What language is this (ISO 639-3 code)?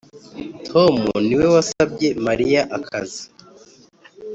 kin